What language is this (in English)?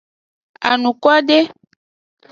Aja (Benin)